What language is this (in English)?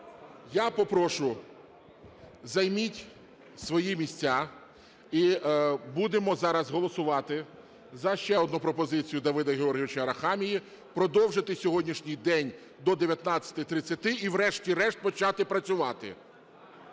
Ukrainian